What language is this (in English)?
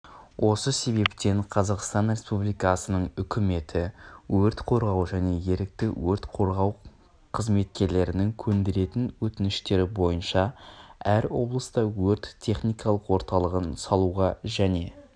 Kazakh